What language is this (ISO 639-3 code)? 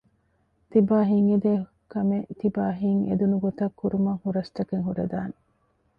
div